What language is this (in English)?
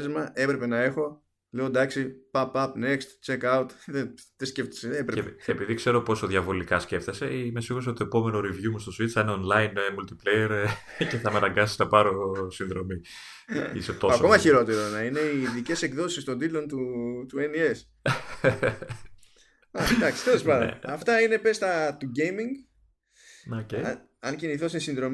Greek